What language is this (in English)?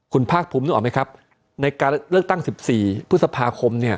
Thai